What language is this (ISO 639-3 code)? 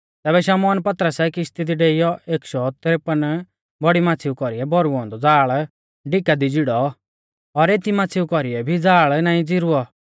bfz